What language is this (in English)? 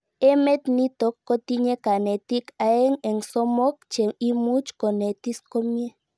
Kalenjin